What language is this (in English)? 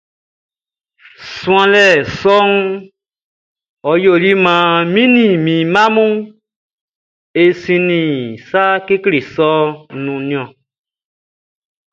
Baoulé